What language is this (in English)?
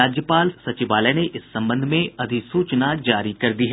Hindi